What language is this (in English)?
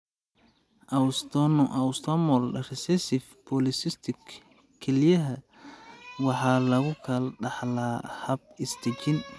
Somali